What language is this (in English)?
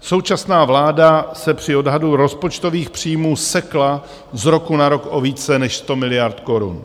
Czech